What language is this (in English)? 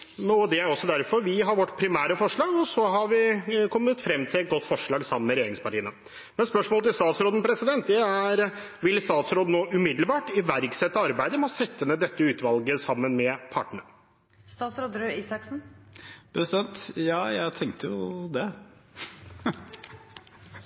Norwegian